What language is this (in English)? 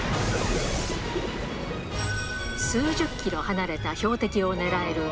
Japanese